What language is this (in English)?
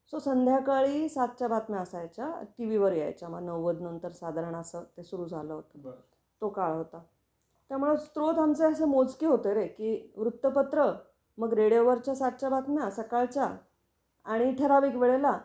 Marathi